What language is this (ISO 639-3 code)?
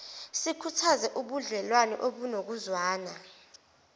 zul